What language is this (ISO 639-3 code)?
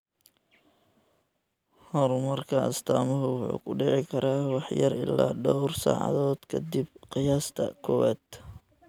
som